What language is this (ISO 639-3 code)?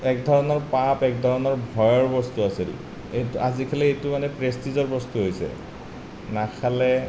asm